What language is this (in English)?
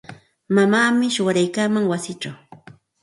Santa Ana de Tusi Pasco Quechua